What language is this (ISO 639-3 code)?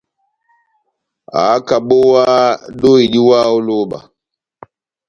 bnm